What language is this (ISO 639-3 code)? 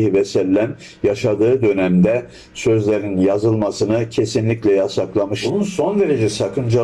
tur